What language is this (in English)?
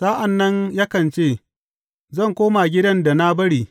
Hausa